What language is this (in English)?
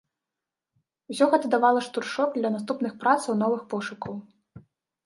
Belarusian